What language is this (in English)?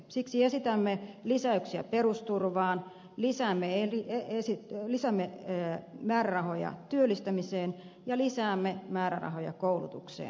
Finnish